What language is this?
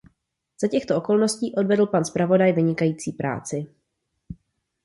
Czech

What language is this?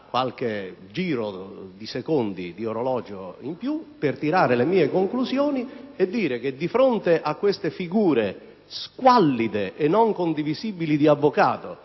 Italian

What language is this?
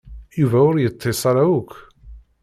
Kabyle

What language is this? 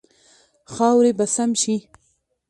Pashto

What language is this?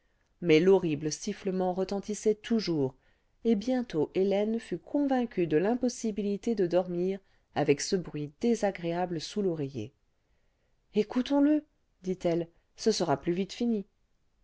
French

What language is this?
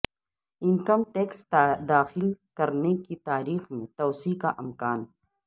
Urdu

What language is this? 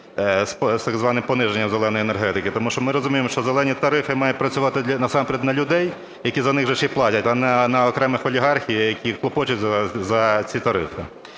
Ukrainian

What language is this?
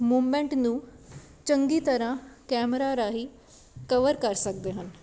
Punjabi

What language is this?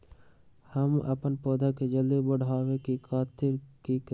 Magahi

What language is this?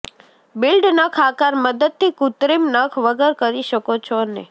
Gujarati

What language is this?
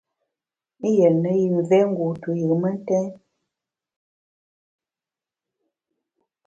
Bamun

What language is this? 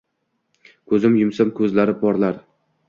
Uzbek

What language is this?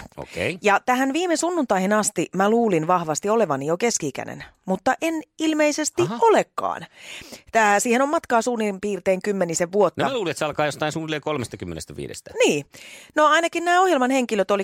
Finnish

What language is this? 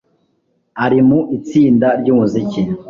Kinyarwanda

